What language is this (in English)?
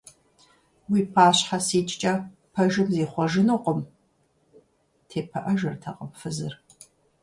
Kabardian